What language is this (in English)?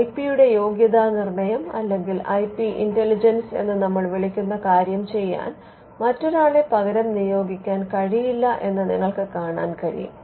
Malayalam